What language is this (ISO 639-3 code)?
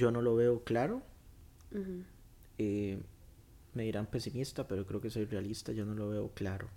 spa